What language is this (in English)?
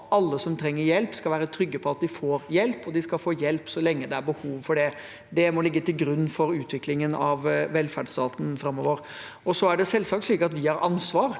Norwegian